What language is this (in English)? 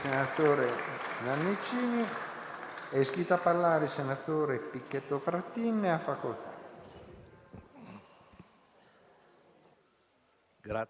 Italian